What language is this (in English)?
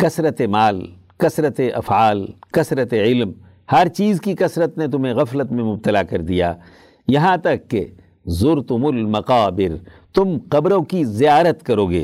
Urdu